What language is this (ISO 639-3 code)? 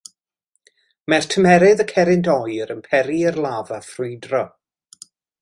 cym